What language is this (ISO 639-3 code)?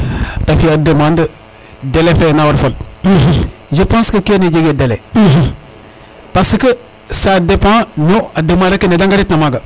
srr